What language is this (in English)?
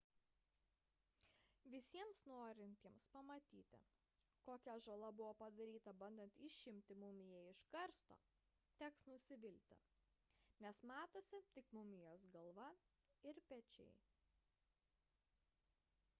Lithuanian